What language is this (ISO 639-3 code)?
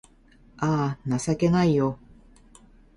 jpn